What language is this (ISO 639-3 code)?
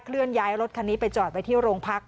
tha